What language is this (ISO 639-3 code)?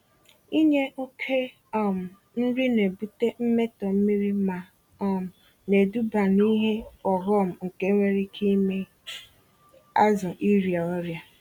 ibo